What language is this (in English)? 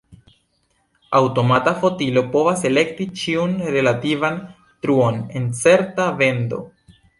Esperanto